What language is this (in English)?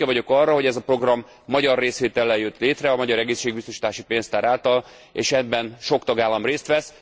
Hungarian